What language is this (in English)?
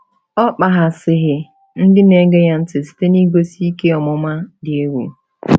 Igbo